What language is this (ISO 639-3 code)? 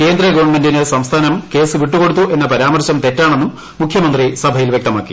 mal